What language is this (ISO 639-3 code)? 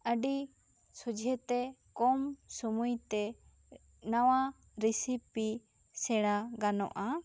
sat